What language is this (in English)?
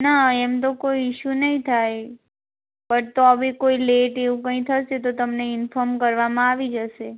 Gujarati